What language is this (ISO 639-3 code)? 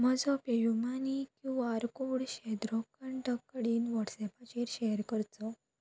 kok